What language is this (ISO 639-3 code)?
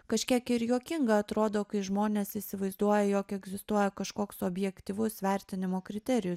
lit